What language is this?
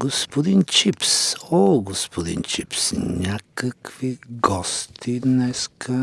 Bulgarian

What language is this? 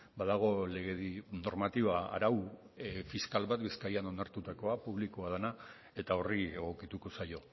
Basque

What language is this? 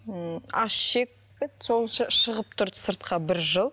Kazakh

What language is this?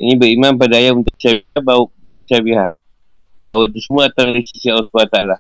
Malay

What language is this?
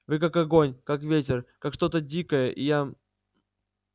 Russian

